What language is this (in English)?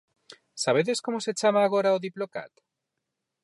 Galician